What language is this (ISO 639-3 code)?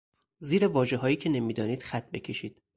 fas